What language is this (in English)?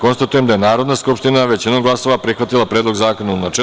Serbian